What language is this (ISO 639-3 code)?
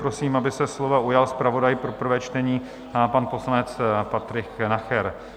ces